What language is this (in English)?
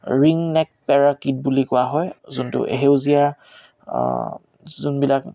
Assamese